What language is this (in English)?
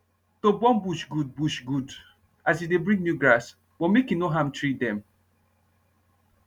Nigerian Pidgin